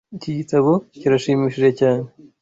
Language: Kinyarwanda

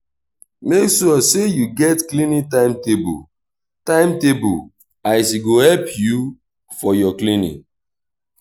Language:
Nigerian Pidgin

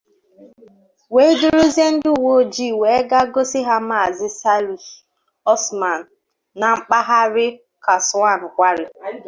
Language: Igbo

